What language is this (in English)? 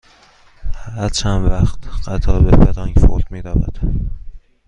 Persian